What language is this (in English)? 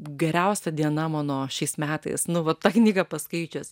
Lithuanian